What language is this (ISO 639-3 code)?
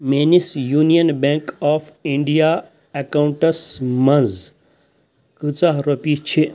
kas